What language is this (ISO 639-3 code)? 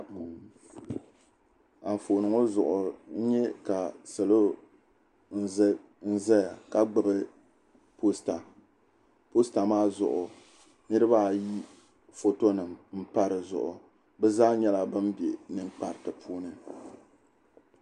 dag